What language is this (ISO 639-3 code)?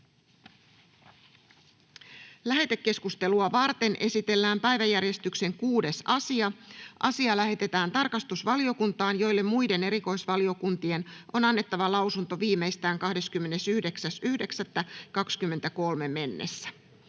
fin